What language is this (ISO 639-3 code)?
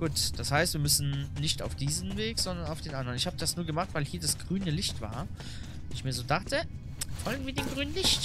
deu